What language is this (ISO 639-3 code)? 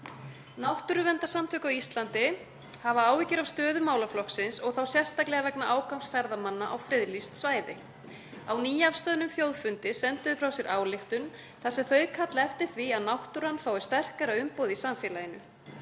isl